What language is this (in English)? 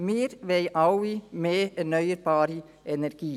Swiss German